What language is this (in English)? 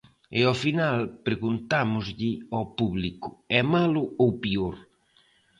Galician